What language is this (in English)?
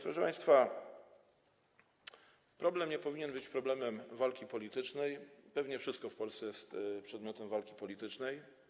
Polish